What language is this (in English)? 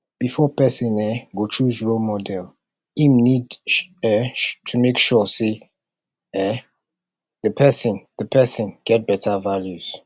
Nigerian Pidgin